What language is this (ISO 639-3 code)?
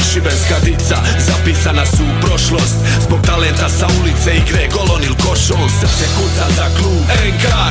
hrv